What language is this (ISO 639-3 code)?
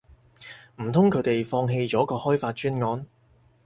yue